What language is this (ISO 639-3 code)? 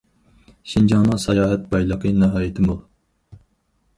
uig